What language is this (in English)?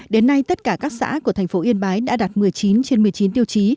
Vietnamese